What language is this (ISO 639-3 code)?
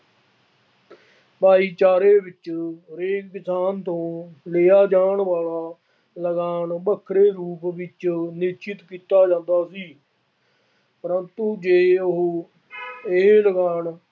pan